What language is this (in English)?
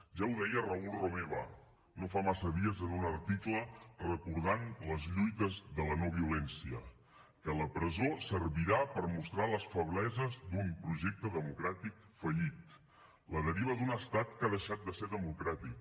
Catalan